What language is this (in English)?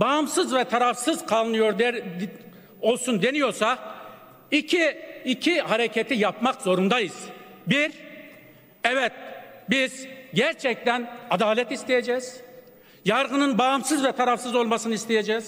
Turkish